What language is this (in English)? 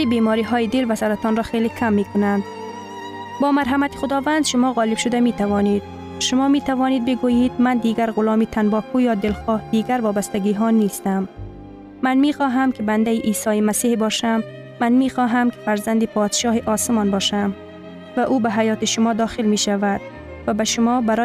Persian